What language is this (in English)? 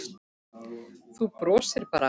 Icelandic